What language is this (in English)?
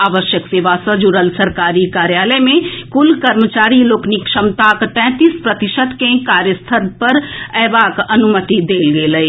Maithili